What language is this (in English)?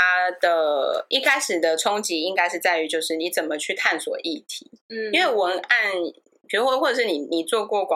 Chinese